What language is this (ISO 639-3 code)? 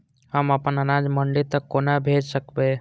mai